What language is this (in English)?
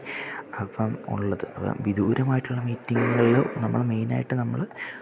Malayalam